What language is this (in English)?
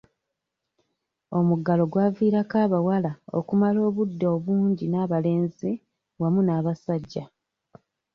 Ganda